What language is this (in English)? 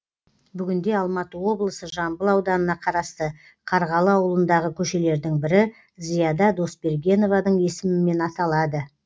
Kazakh